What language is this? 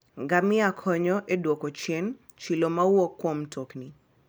Luo (Kenya and Tanzania)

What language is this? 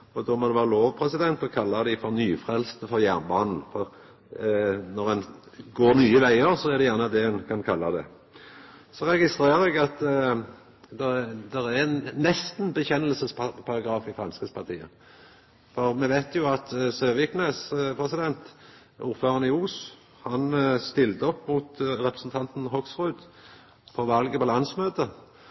Norwegian Nynorsk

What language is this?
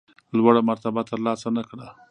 Pashto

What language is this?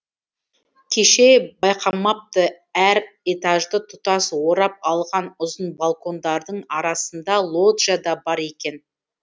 Kazakh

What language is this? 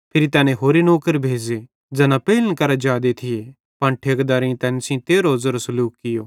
Bhadrawahi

